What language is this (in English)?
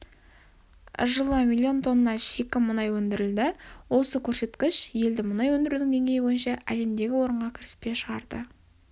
Kazakh